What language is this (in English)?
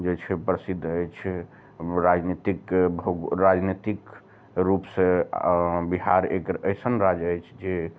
Maithili